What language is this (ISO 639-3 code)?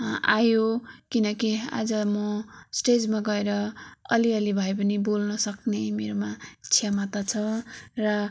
nep